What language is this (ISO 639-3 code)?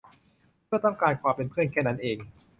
tha